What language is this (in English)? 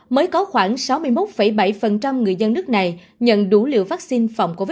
Vietnamese